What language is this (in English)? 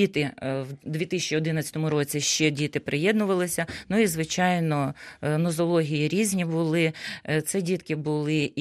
Ukrainian